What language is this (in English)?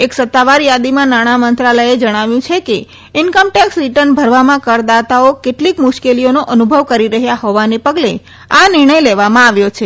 Gujarati